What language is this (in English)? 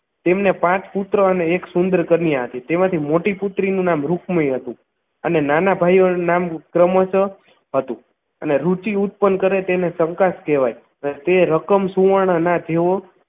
Gujarati